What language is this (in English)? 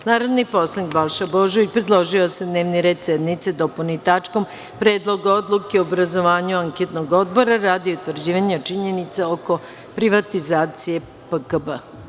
Serbian